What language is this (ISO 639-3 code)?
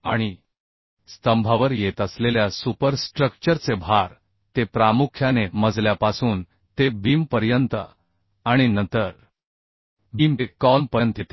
mar